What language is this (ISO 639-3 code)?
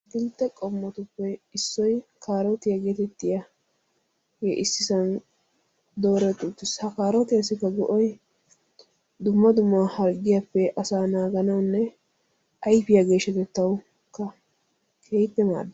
wal